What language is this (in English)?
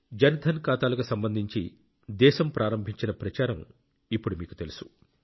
Telugu